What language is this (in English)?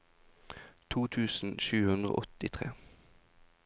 Norwegian